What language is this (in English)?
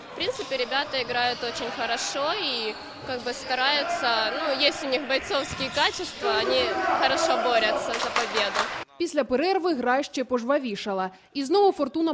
Ukrainian